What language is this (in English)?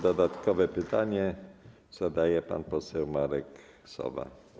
Polish